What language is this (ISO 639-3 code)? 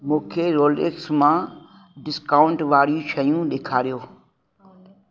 snd